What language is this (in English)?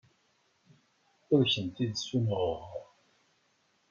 Kabyle